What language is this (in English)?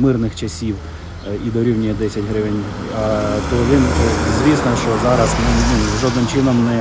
Ukrainian